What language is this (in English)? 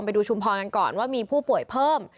Thai